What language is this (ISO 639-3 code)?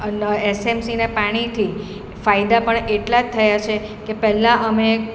guj